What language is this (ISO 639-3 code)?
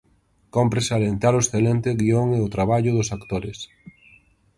glg